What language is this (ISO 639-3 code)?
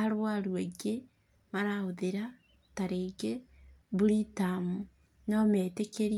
kik